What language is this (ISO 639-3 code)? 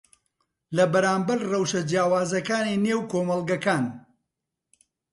ckb